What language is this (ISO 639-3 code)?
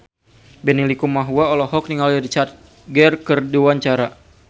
sun